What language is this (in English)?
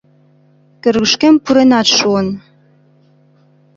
Mari